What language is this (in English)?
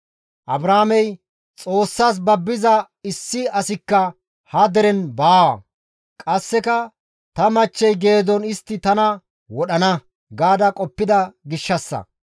Gamo